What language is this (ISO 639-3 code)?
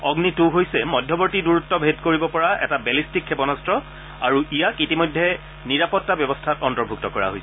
asm